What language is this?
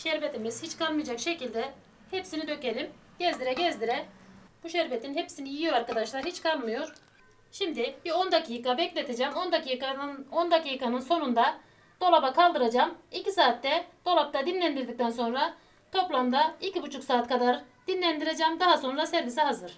Turkish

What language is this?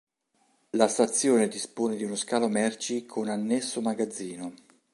Italian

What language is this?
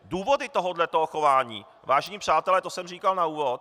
Czech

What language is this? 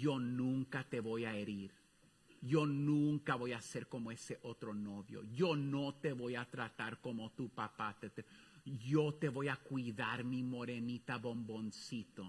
Spanish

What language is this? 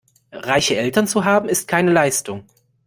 German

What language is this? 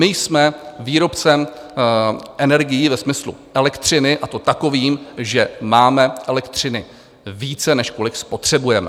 Czech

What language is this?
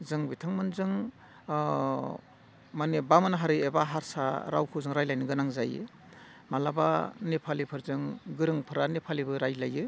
Bodo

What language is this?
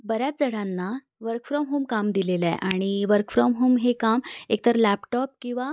Marathi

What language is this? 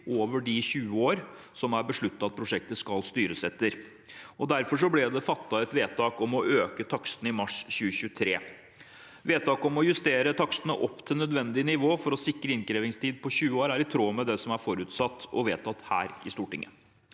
Norwegian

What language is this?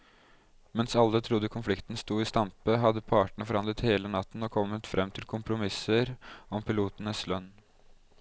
Norwegian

